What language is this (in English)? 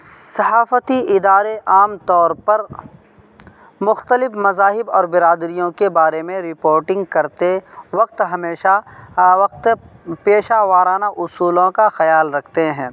Urdu